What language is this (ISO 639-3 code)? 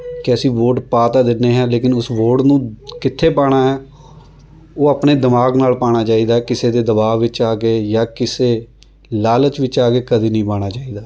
pan